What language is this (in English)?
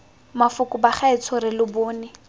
Tswana